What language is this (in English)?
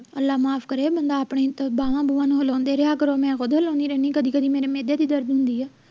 Punjabi